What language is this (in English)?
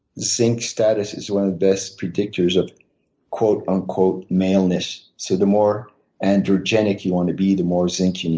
English